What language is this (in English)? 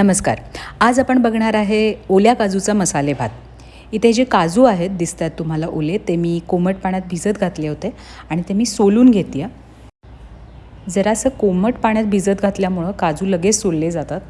Marathi